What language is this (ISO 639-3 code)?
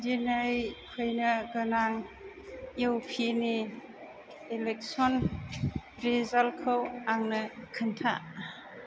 brx